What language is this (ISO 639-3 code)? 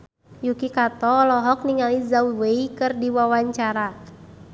sun